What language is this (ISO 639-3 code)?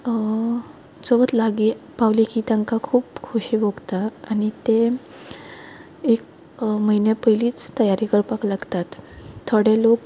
kok